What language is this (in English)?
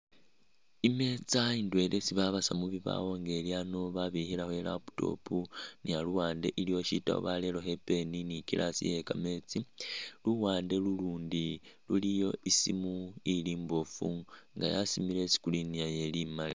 Masaaba